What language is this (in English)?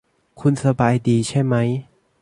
Thai